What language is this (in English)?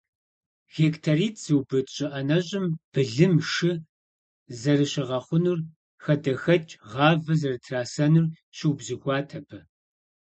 Kabardian